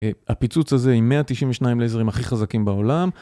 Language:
Hebrew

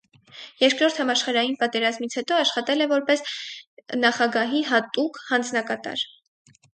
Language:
Armenian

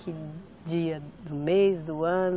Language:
Portuguese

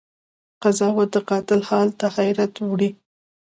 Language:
Pashto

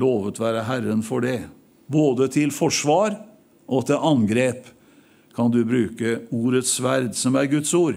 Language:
Norwegian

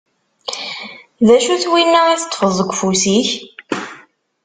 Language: Kabyle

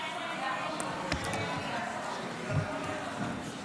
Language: Hebrew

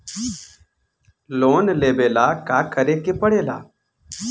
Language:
Bhojpuri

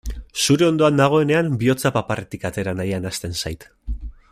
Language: Basque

